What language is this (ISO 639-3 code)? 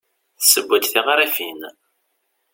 kab